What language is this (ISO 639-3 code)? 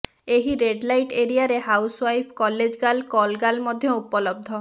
ori